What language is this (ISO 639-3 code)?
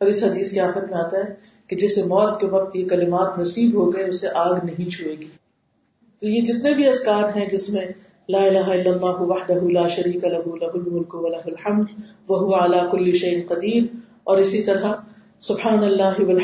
urd